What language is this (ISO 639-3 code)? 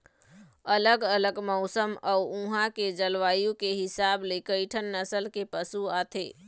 hne